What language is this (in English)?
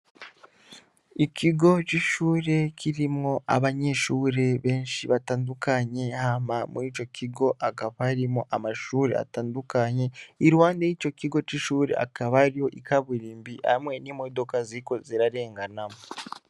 Rundi